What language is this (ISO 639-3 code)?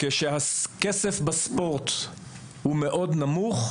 heb